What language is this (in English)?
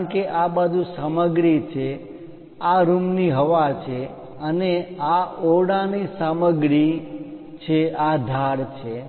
Gujarati